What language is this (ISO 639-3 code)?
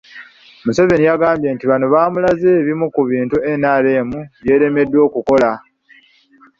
lug